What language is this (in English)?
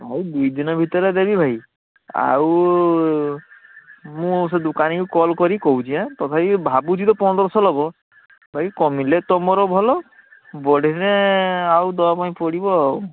Odia